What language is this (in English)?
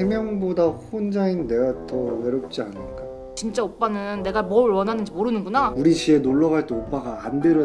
Korean